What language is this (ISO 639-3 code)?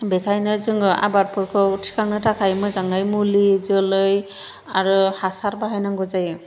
brx